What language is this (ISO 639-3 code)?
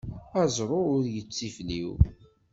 kab